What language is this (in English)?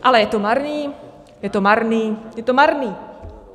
Czech